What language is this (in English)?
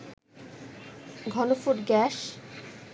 Bangla